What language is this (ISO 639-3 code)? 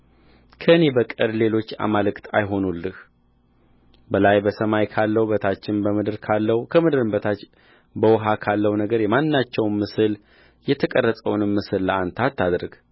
amh